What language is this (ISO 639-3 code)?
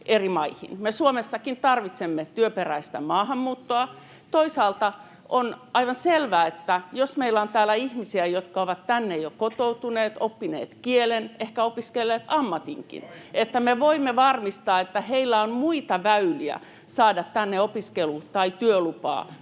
fin